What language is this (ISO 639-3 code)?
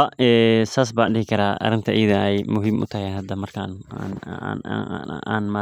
som